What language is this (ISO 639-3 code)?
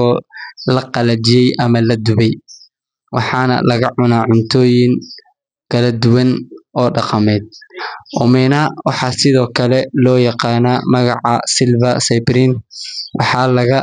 som